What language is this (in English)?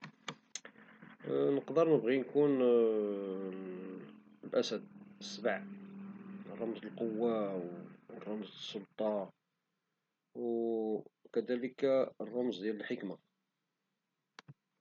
Moroccan Arabic